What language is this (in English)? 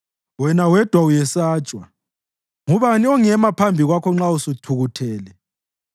North Ndebele